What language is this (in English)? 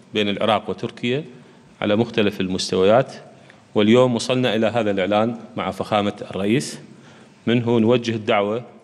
Arabic